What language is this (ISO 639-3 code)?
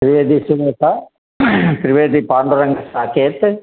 san